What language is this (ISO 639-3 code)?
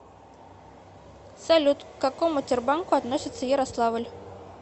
rus